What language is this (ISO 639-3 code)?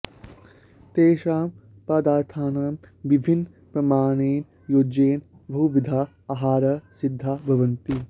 san